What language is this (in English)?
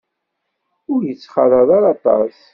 Kabyle